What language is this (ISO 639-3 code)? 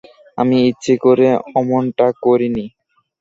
ben